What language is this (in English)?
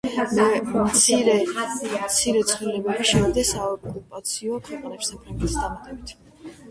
Georgian